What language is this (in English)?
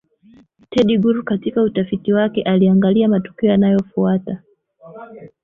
Swahili